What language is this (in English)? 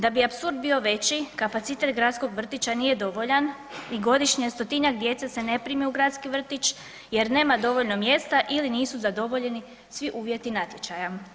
Croatian